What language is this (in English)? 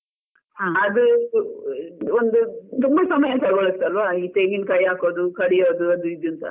Kannada